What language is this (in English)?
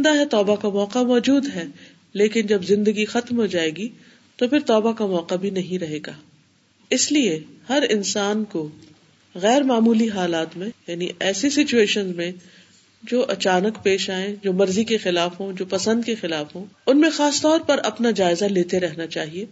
Urdu